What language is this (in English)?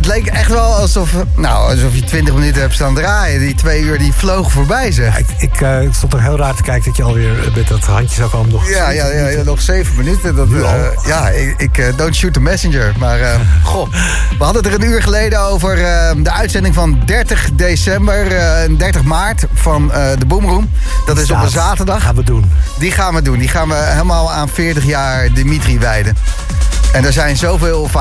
Dutch